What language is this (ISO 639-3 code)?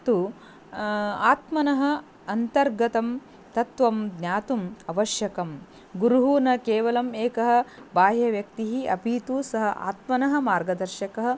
san